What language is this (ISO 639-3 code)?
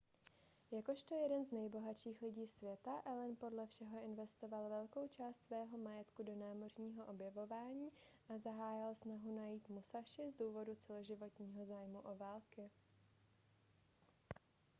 ces